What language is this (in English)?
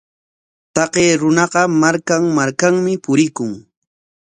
Corongo Ancash Quechua